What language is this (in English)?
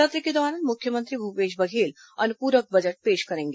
Hindi